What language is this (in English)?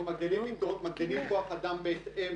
Hebrew